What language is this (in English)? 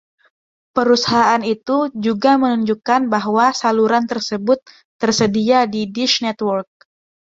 Indonesian